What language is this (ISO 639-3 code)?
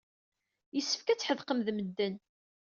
kab